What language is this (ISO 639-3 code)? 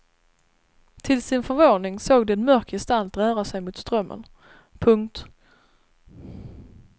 swe